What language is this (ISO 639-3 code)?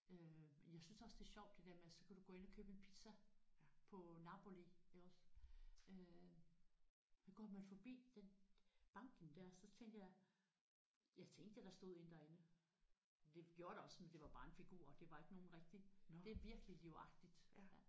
dan